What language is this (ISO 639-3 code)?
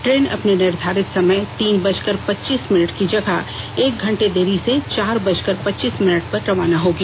hin